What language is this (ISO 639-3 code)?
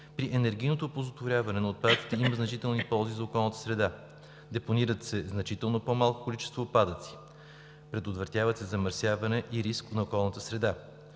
bul